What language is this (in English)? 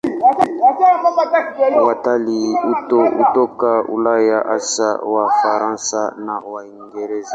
Swahili